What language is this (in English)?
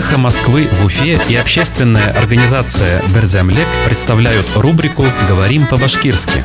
Russian